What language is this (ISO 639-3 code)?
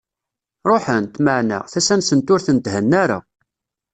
kab